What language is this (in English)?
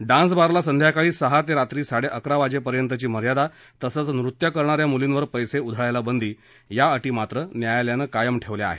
Marathi